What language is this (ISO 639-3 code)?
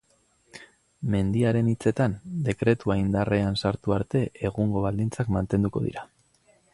eus